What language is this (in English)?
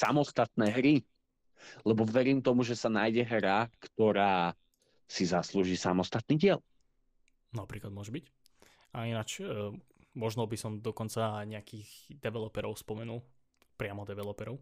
Slovak